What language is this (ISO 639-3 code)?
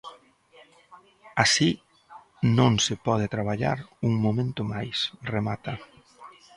glg